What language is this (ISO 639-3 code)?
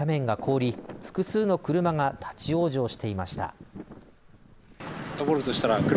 jpn